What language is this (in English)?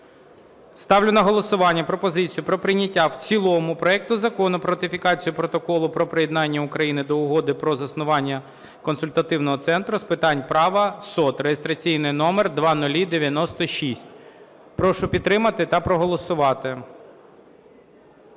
Ukrainian